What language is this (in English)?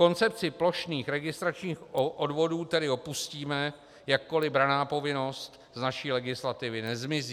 Czech